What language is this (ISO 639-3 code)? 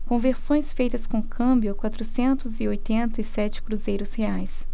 por